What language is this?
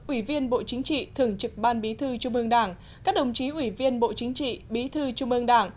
Vietnamese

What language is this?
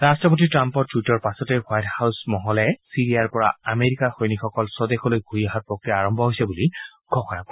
Assamese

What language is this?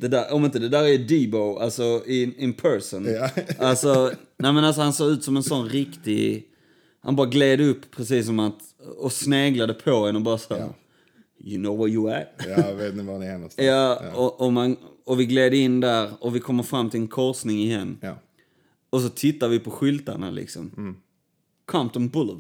Swedish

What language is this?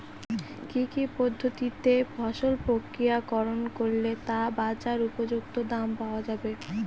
Bangla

